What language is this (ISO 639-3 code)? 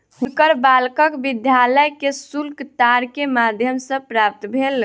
mai